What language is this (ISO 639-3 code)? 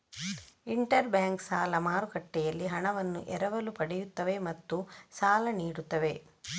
kan